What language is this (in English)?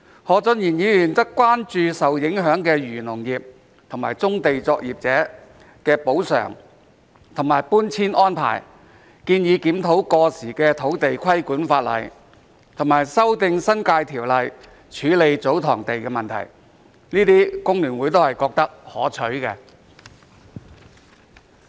Cantonese